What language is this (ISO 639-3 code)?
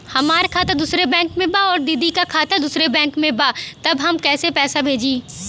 bho